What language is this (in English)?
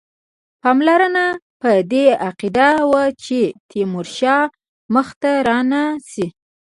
Pashto